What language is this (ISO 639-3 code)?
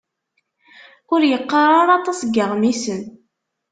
kab